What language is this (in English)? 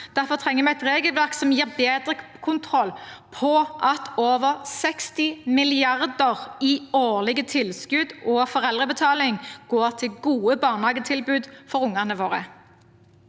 Norwegian